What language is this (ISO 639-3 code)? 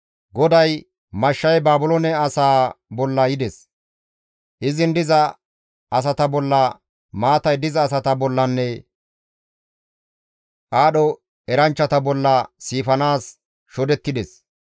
gmv